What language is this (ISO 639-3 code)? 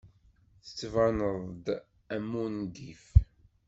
kab